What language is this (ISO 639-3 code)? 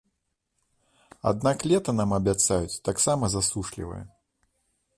bel